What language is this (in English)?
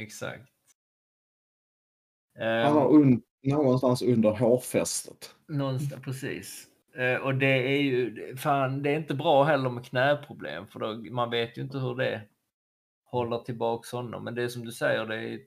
Swedish